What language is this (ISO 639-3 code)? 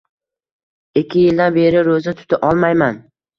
uzb